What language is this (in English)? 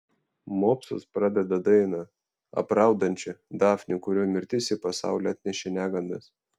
Lithuanian